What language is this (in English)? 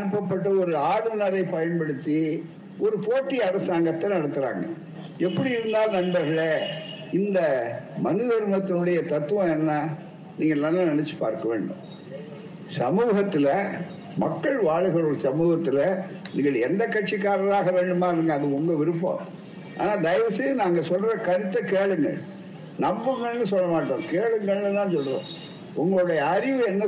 Tamil